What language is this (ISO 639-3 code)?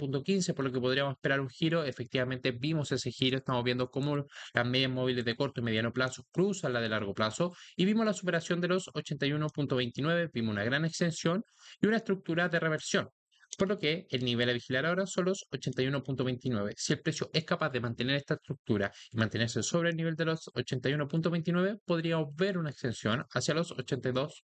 spa